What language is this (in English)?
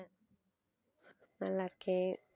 Tamil